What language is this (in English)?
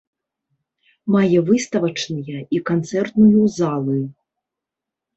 Belarusian